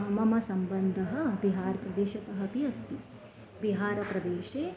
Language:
Sanskrit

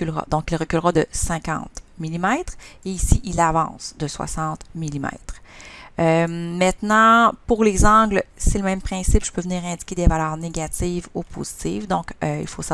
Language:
French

